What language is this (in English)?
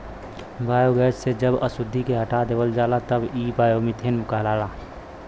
Bhojpuri